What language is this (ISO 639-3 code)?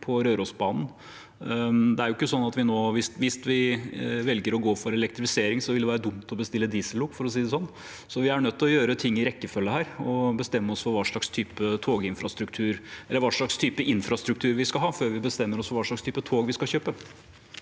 nor